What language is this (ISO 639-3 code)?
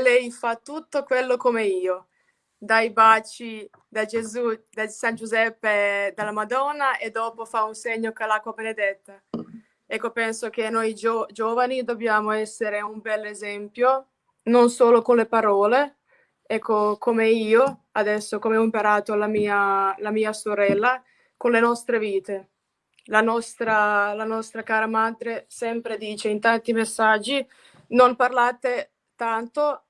ita